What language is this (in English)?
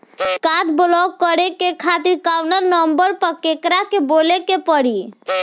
Bhojpuri